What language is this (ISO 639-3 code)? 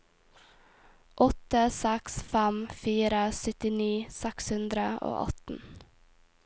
nor